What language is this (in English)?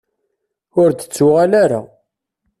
Kabyle